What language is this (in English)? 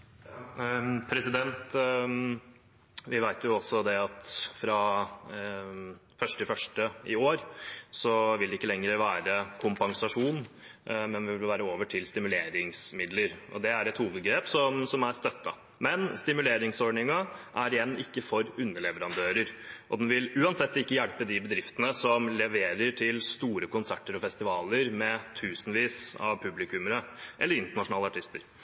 Norwegian Bokmål